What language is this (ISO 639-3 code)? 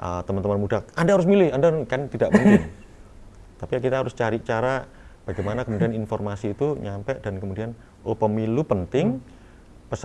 ind